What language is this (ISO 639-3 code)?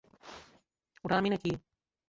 ben